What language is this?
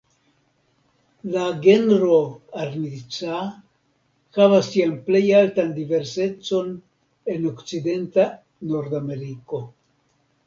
Esperanto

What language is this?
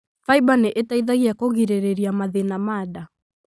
Kikuyu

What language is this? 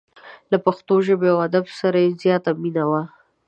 Pashto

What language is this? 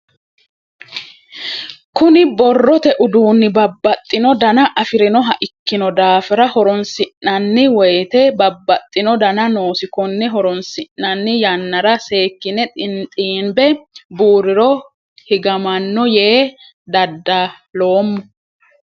Sidamo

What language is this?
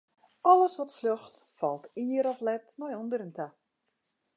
Western Frisian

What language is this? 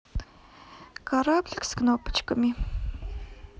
Russian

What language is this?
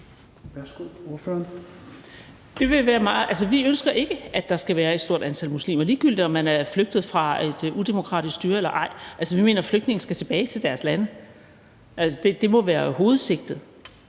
Danish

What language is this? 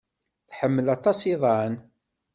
Kabyle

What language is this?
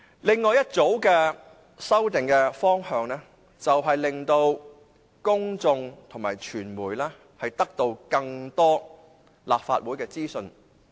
Cantonese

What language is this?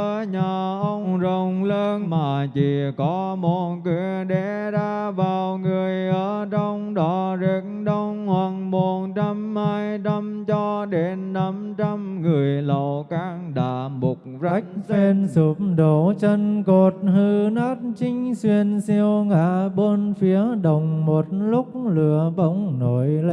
Vietnamese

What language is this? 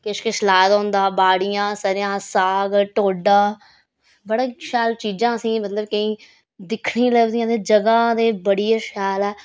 Dogri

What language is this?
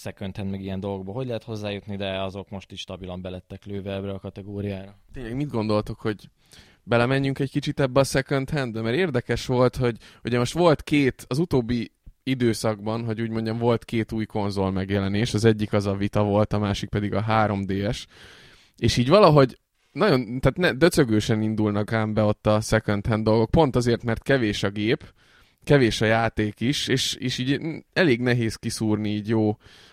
Hungarian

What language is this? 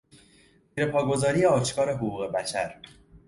Persian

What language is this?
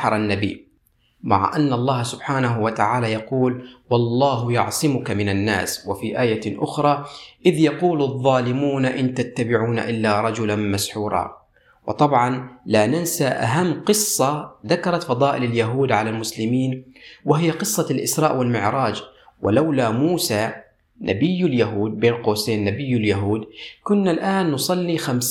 Arabic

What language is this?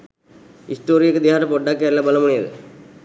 Sinhala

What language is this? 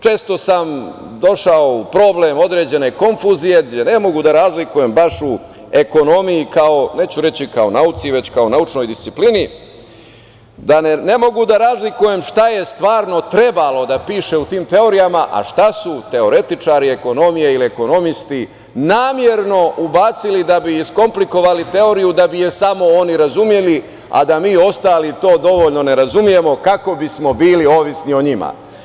Serbian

